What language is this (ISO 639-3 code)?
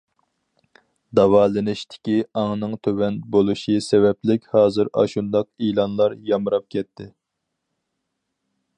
uig